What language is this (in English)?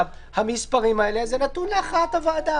Hebrew